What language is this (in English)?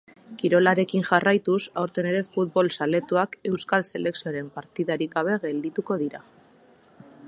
Basque